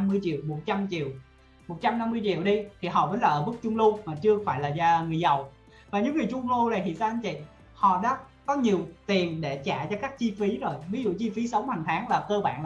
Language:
Vietnamese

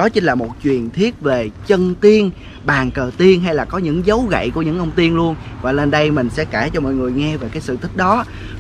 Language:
Vietnamese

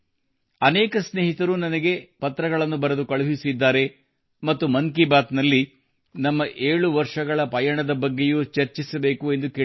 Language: Kannada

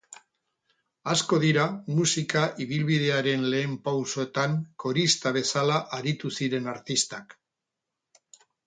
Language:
Basque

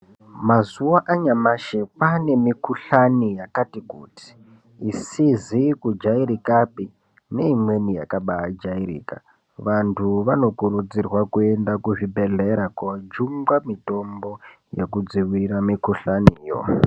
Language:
Ndau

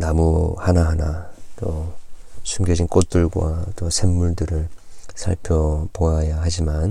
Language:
Korean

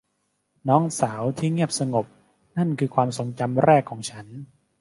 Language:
Thai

